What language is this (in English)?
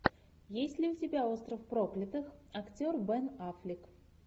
Russian